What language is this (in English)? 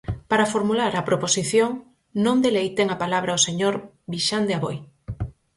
Galician